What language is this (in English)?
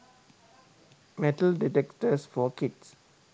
Sinhala